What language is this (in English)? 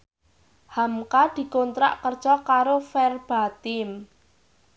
Javanese